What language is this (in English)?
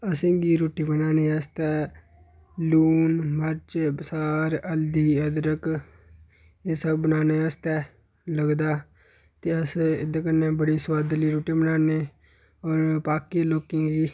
Dogri